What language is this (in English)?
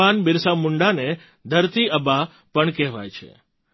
Gujarati